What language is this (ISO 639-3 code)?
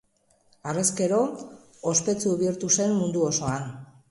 eus